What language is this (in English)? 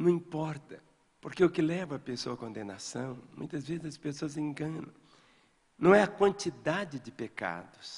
Portuguese